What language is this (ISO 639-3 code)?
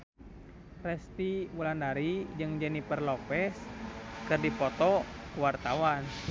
sun